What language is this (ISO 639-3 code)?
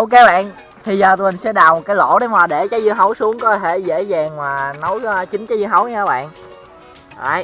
vie